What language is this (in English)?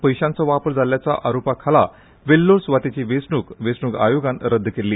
Konkani